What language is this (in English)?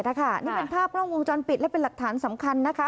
Thai